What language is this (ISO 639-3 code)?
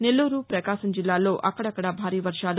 tel